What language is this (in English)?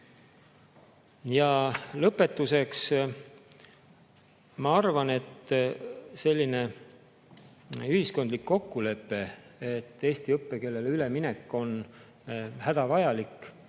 Estonian